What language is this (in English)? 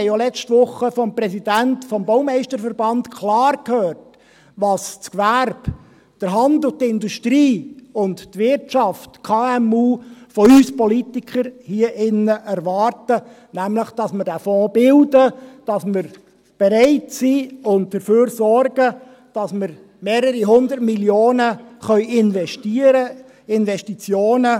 Swiss German